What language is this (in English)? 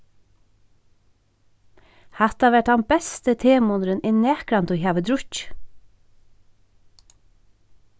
Faroese